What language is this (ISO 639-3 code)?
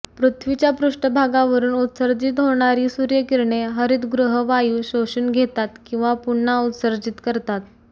mar